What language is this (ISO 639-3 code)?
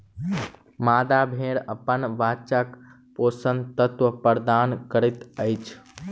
mai